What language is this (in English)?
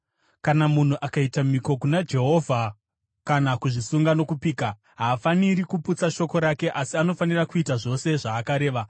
Shona